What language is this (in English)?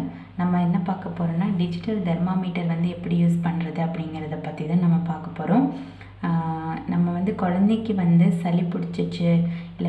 English